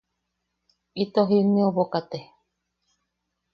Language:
Yaqui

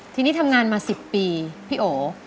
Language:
Thai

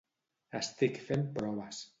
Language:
Catalan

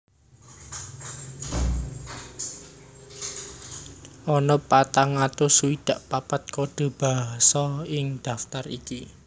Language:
Javanese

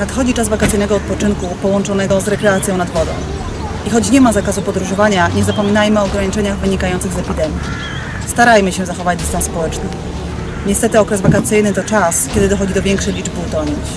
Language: Polish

